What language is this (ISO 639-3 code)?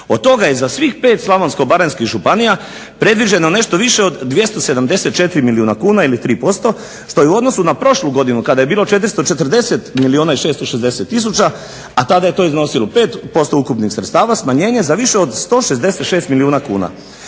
hrv